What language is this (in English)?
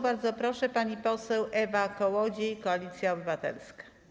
Polish